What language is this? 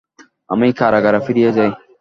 Bangla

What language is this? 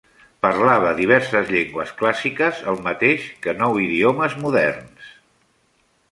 Catalan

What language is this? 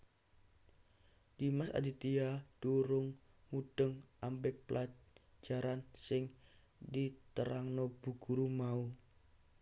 Javanese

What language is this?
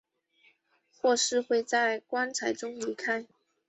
Chinese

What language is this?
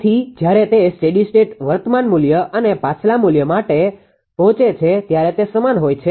Gujarati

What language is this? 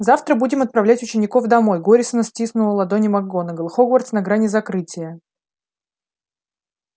Russian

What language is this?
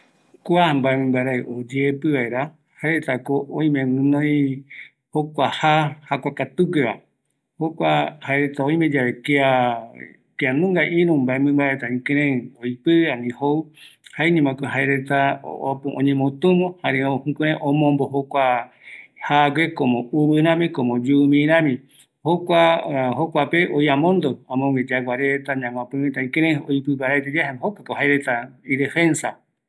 Eastern Bolivian Guaraní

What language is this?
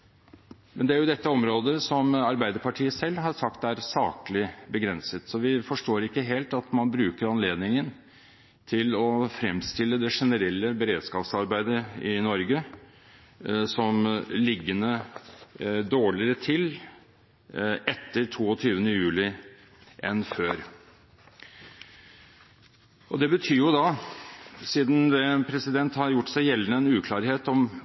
Norwegian Bokmål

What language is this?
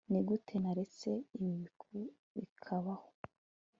Kinyarwanda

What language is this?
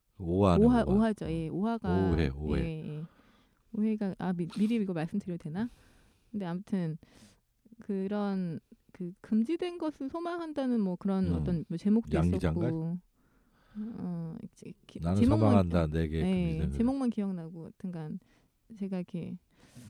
Korean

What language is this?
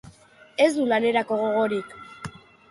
Basque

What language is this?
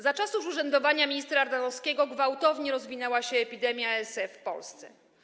Polish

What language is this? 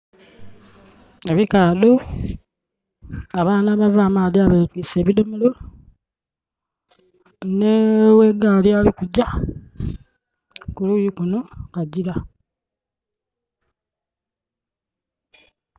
Soga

